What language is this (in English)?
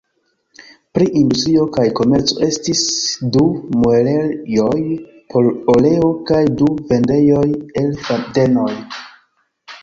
Esperanto